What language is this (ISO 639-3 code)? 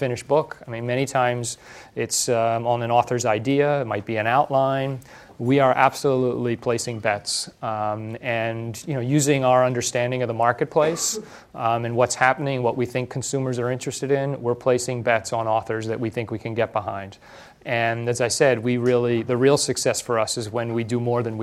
eng